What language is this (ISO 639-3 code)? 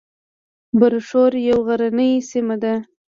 pus